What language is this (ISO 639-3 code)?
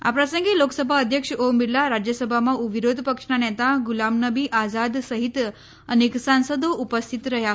guj